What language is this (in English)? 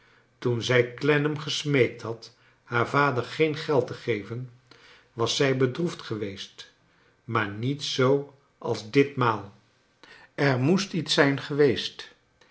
Dutch